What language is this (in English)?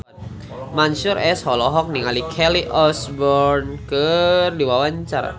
Sundanese